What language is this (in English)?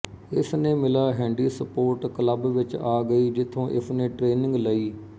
Punjabi